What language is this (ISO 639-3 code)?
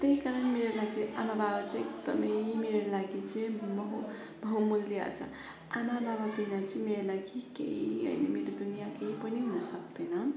nep